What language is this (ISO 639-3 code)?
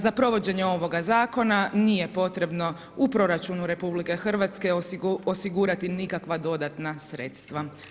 hrv